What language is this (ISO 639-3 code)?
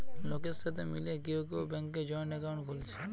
ben